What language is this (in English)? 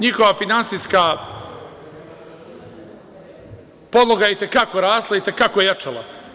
Serbian